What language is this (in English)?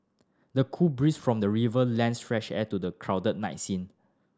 English